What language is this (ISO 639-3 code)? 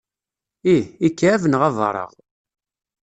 kab